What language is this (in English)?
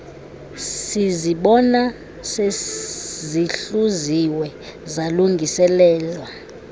Xhosa